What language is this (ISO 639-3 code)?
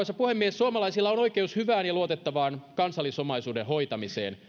fin